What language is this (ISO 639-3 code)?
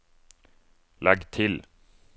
nor